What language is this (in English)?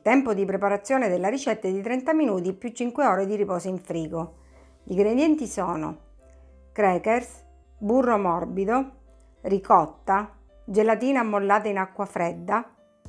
Italian